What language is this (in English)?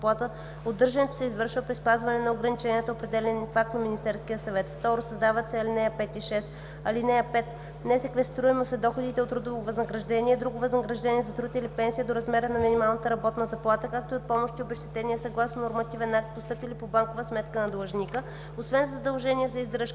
Bulgarian